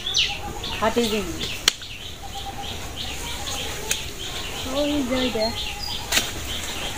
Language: Arabic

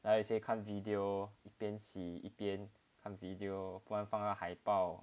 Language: English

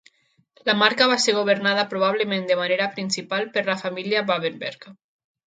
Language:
Catalan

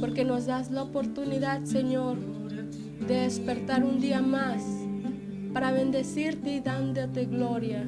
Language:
Spanish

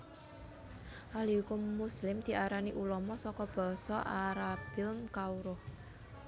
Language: Javanese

